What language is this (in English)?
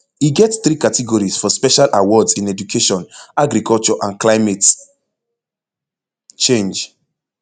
Nigerian Pidgin